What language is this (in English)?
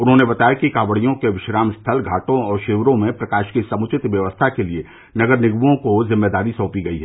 Hindi